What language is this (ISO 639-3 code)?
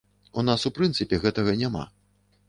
bel